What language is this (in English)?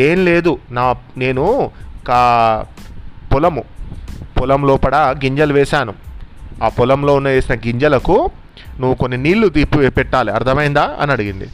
Telugu